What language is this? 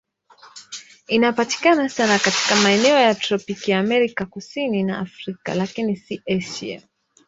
Swahili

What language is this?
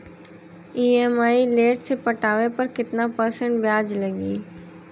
Bhojpuri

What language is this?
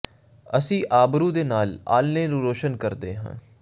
Punjabi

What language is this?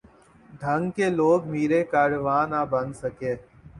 Urdu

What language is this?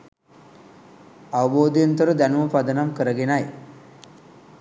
Sinhala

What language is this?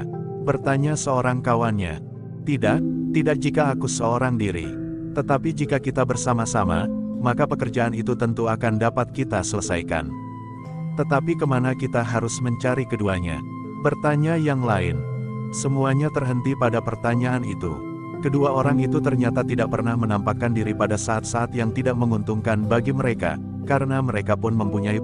Indonesian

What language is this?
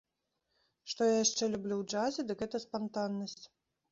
Belarusian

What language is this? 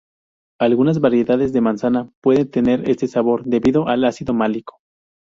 Spanish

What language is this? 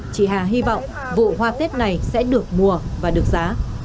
Vietnamese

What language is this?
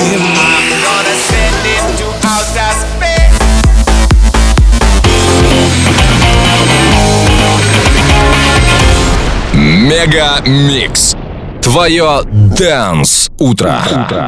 Russian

